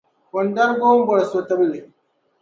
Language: Dagbani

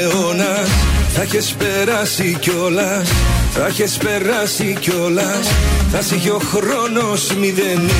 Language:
Greek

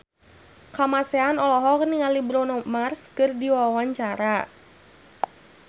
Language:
Sundanese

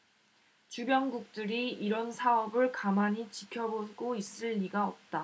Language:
Korean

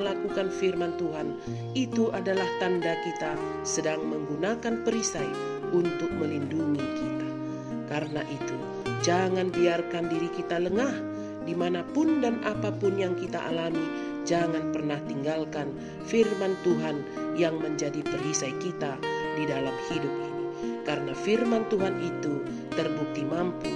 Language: Indonesian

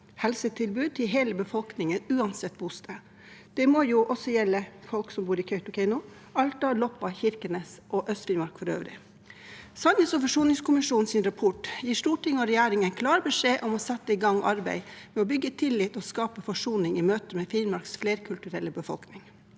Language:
Norwegian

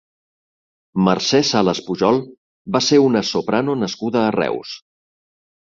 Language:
Catalan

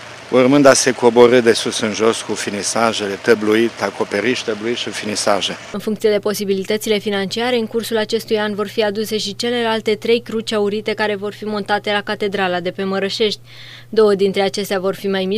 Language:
Romanian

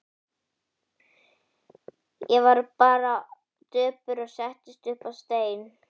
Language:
Icelandic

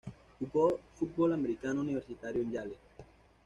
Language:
Spanish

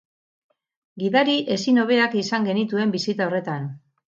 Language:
Basque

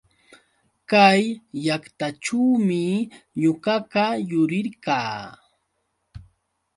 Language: Yauyos Quechua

